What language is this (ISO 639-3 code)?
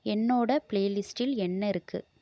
tam